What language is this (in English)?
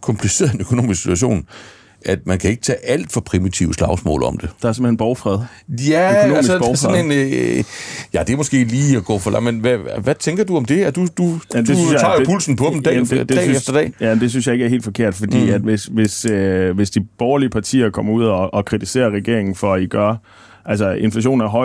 Danish